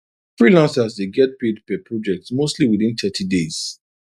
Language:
Nigerian Pidgin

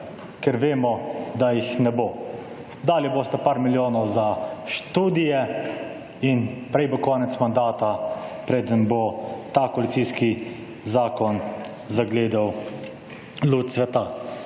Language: Slovenian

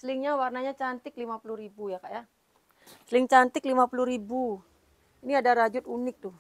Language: Indonesian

